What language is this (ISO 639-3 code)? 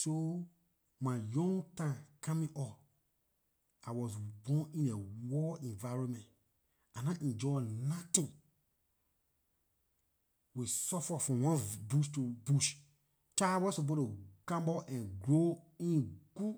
lir